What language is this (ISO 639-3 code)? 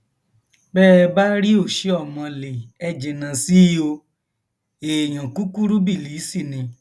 yor